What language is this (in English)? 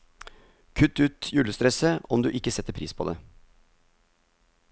Norwegian